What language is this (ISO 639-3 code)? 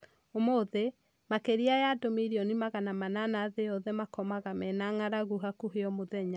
kik